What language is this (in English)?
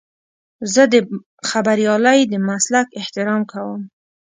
Pashto